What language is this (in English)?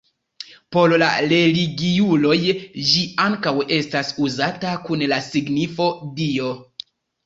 Esperanto